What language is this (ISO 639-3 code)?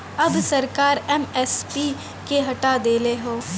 bho